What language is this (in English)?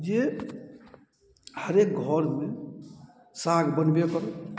Maithili